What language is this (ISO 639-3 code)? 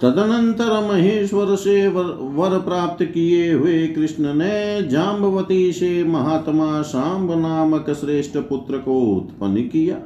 hin